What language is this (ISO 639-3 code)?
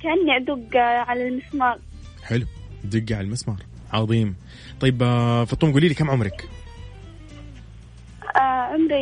ara